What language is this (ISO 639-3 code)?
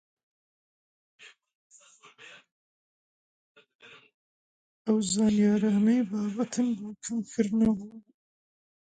ckb